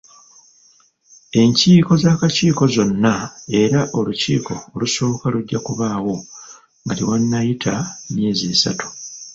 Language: Ganda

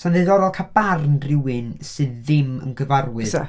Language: Welsh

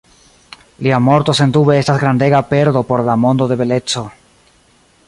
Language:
Esperanto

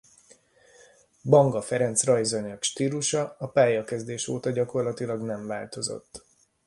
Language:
Hungarian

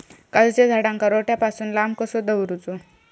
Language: Marathi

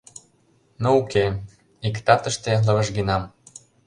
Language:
Mari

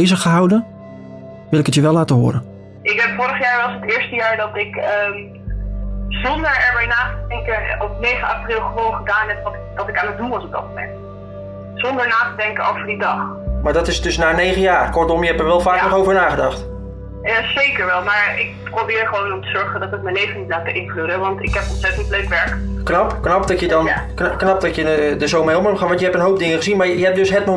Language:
Dutch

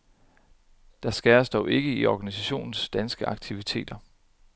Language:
Danish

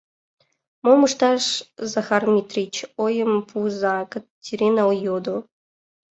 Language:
Mari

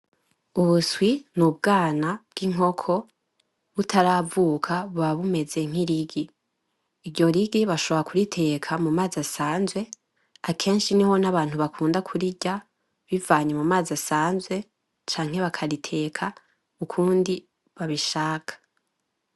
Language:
Rundi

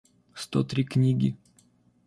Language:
Russian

